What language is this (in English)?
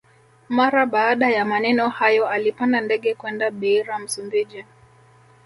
Swahili